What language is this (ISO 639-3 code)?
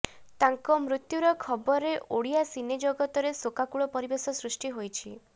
ori